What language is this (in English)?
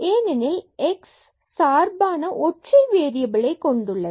Tamil